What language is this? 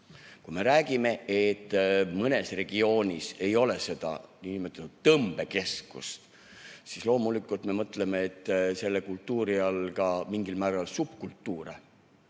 Estonian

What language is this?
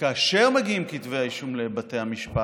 Hebrew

